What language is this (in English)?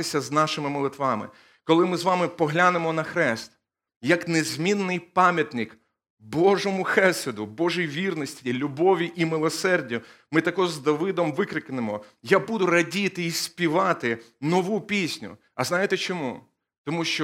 Ukrainian